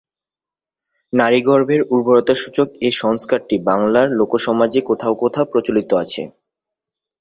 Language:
Bangla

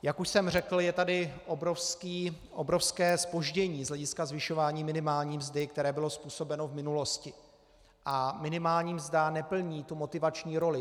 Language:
Czech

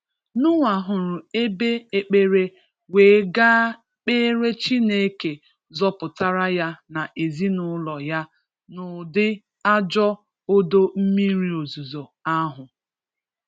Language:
Igbo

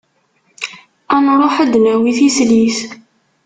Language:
Kabyle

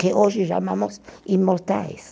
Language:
Portuguese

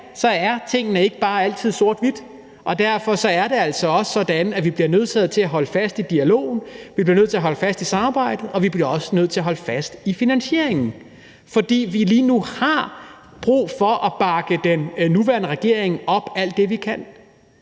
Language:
Danish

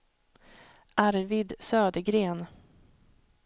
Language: Swedish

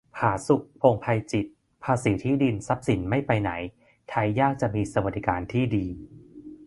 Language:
Thai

